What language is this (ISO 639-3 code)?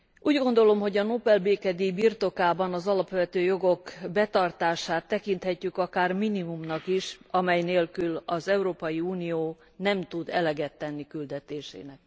hun